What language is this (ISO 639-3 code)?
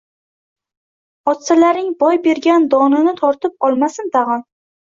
uzb